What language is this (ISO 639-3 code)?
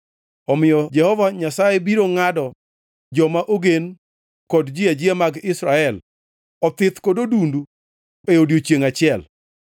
luo